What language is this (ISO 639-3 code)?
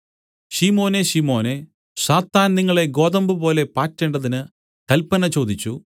mal